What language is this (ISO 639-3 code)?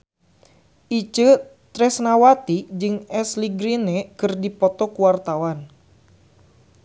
sun